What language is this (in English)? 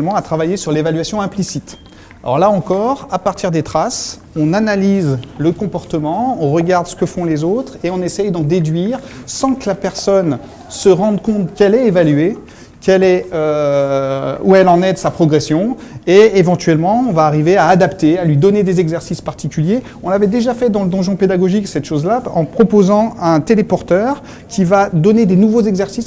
French